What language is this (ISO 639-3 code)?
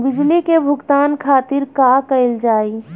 bho